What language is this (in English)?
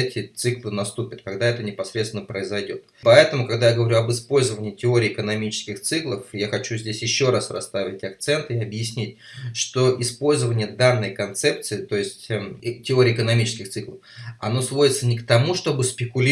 Russian